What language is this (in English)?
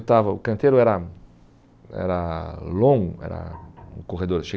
Portuguese